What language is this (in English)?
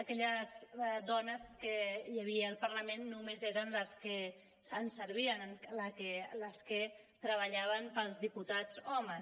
Catalan